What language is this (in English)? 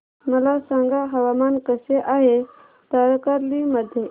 Marathi